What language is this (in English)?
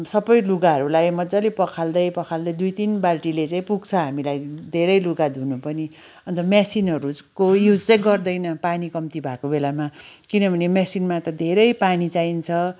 Nepali